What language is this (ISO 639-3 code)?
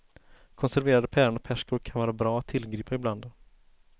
swe